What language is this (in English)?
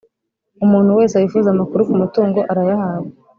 Kinyarwanda